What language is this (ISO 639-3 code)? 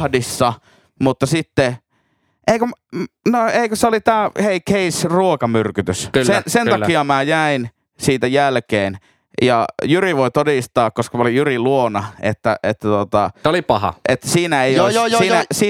fin